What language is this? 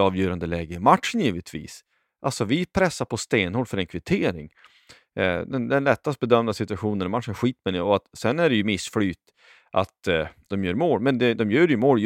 Swedish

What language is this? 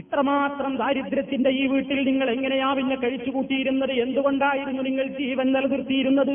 Malayalam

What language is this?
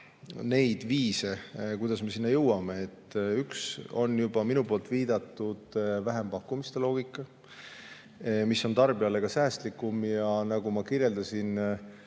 Estonian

